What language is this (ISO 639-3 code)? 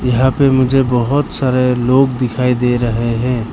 hin